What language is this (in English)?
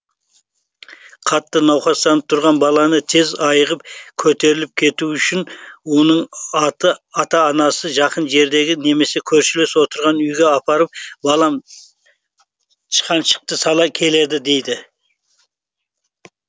Kazakh